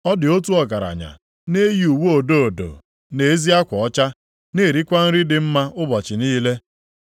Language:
Igbo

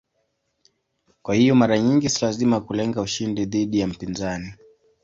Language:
Swahili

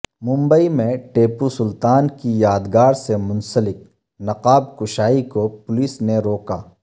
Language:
Urdu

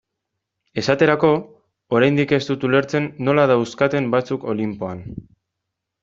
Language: Basque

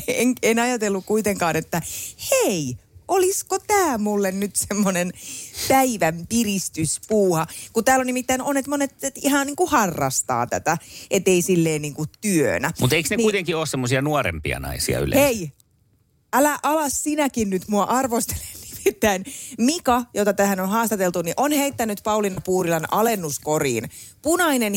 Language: Finnish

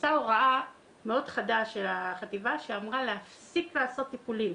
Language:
Hebrew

